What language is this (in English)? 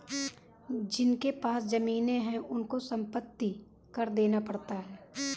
Hindi